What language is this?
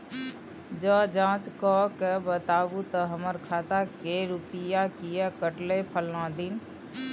Maithili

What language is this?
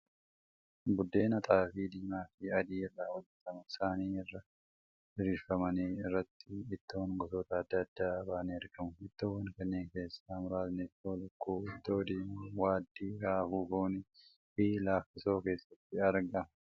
Oromo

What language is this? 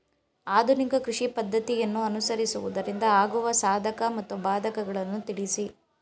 Kannada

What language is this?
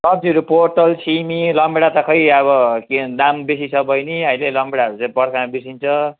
Nepali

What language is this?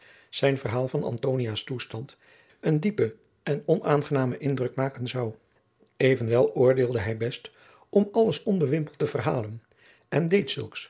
Dutch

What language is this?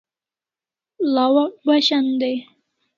Kalasha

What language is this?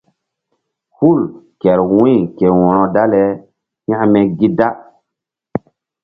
Mbum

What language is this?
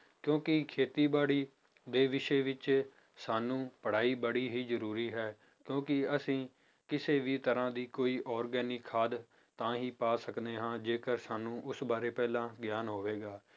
Punjabi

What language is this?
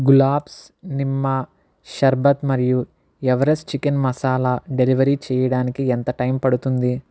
Telugu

